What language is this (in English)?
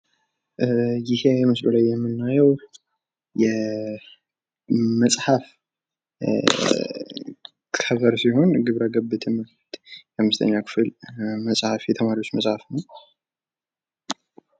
Amharic